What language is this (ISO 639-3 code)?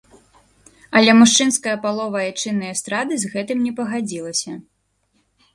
bel